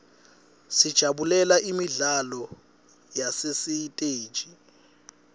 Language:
Swati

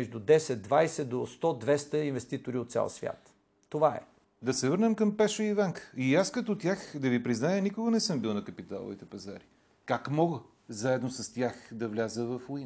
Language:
Bulgarian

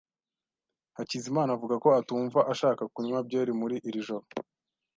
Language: Kinyarwanda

